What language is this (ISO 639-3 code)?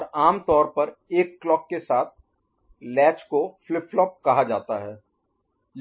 hin